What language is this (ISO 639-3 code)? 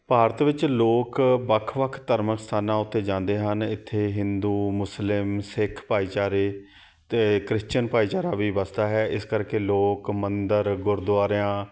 pan